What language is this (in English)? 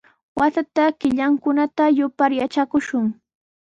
Sihuas Ancash Quechua